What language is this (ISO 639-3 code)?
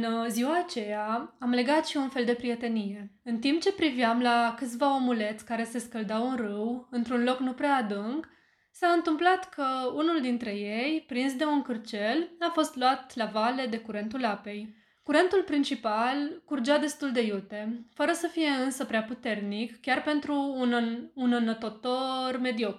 ron